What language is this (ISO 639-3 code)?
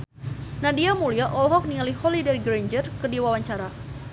sun